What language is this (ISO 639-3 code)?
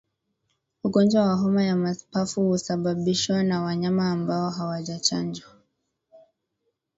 swa